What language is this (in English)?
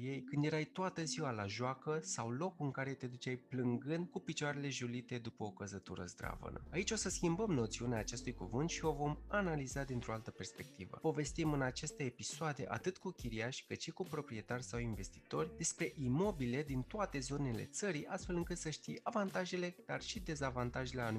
Romanian